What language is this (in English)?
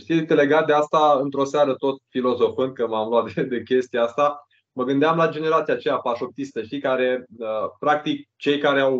Romanian